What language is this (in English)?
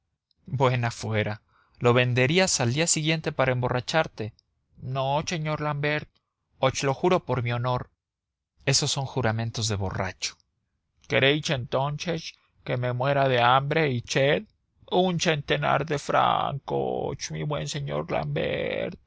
Spanish